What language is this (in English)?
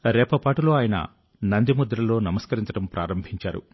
Telugu